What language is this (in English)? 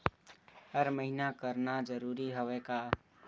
Chhattisgarhi